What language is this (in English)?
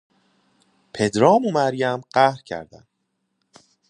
Persian